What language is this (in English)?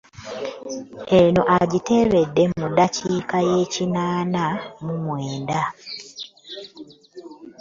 Ganda